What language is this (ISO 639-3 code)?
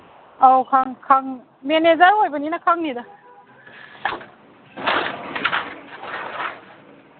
mni